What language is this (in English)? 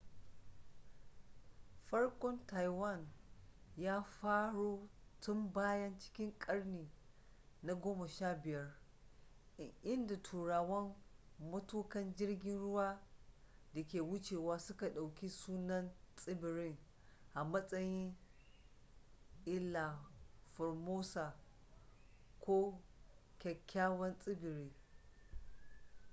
Hausa